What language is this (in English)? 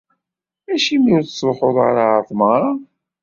Kabyle